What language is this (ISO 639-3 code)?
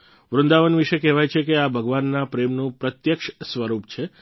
guj